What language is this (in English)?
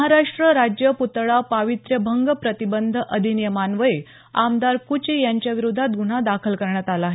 Marathi